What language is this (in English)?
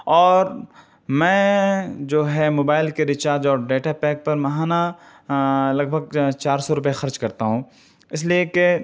Urdu